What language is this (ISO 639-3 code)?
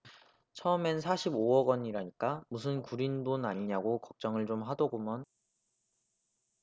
kor